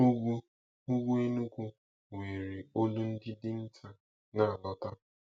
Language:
Igbo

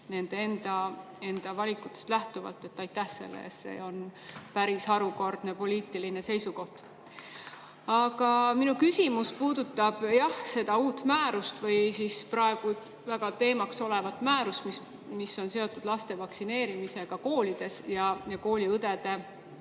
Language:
Estonian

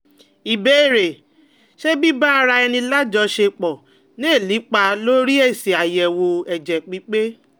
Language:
Yoruba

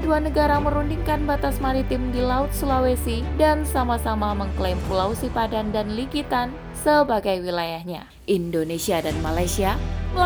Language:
Indonesian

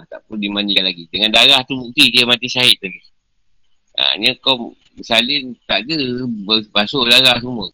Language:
Malay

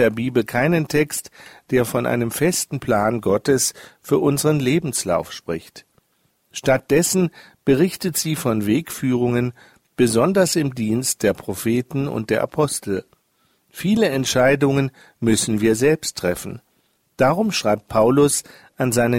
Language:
German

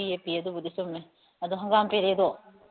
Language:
Manipuri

